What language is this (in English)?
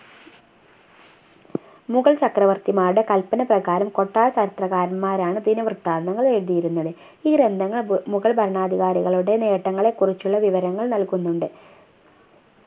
Malayalam